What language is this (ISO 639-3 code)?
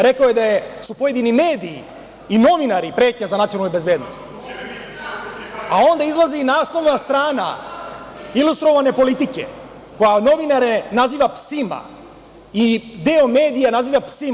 srp